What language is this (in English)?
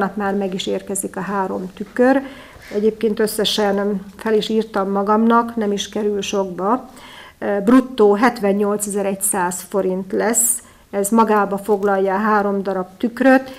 Hungarian